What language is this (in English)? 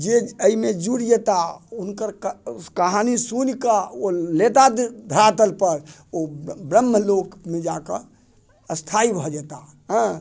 Maithili